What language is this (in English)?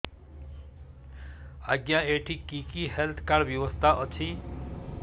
Odia